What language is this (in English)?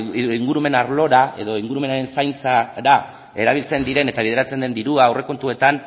Basque